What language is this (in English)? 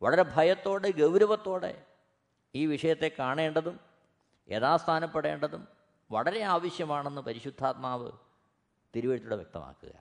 Malayalam